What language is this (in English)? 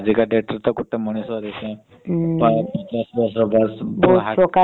Odia